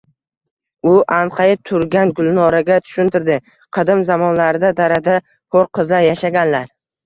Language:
Uzbek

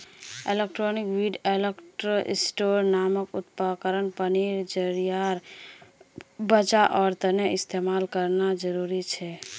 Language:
Magahi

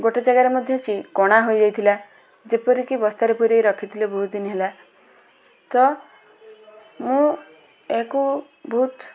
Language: Odia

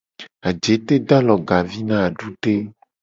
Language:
Gen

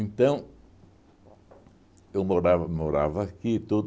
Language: Portuguese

